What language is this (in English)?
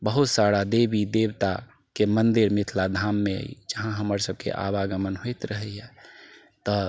Maithili